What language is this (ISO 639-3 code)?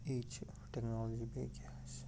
kas